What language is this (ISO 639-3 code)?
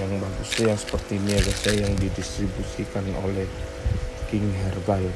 ind